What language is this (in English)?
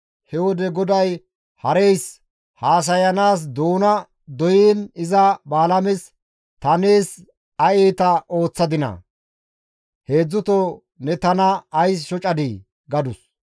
Gamo